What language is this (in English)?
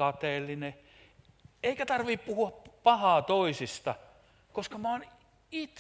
Finnish